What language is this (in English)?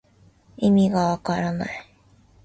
Japanese